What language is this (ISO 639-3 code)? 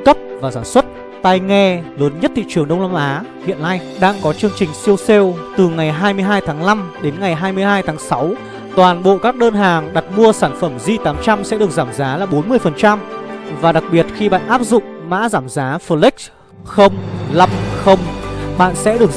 vie